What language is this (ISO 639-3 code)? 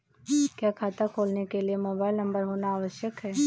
hin